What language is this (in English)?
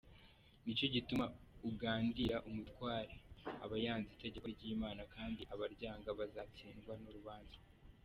Kinyarwanda